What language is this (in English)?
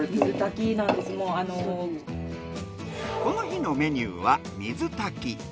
Japanese